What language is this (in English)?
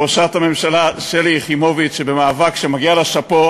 Hebrew